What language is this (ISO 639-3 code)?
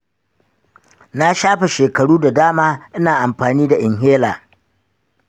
hau